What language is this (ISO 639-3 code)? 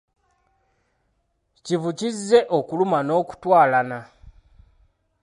lug